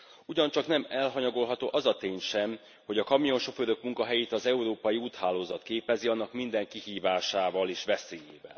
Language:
Hungarian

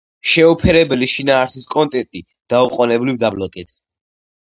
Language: Georgian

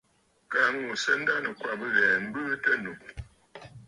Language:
Bafut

